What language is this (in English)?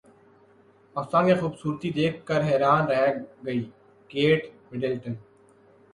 Urdu